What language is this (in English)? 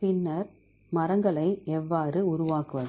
Tamil